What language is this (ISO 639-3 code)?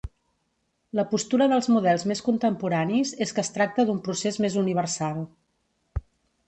cat